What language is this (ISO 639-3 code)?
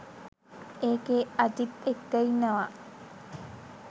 sin